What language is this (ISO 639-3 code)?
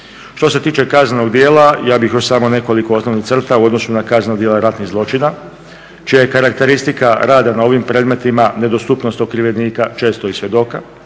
hrv